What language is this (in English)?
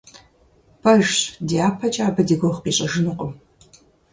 Kabardian